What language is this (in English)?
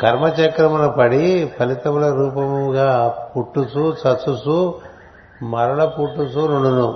Telugu